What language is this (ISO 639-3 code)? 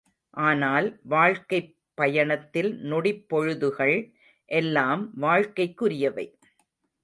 tam